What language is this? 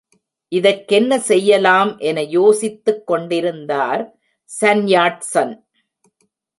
Tamil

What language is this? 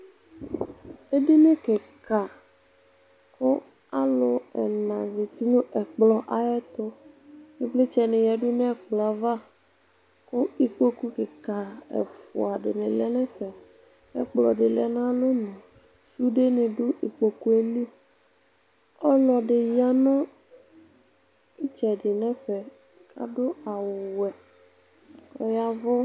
Ikposo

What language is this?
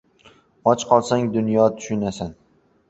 Uzbek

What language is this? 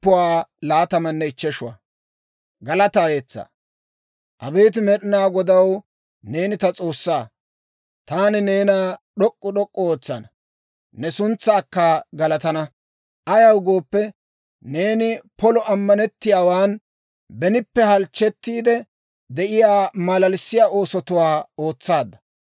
Dawro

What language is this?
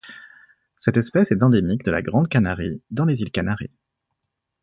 French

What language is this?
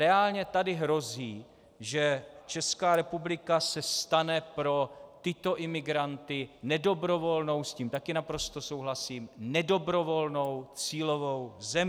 Czech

